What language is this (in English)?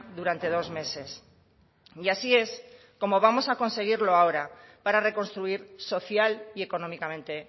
Spanish